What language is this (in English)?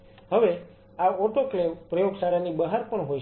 Gujarati